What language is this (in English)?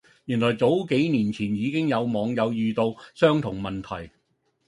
Cantonese